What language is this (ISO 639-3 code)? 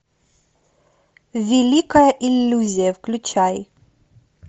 rus